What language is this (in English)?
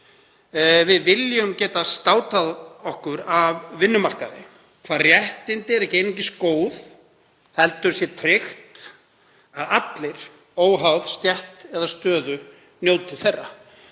Icelandic